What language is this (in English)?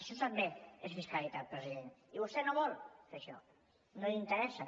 Catalan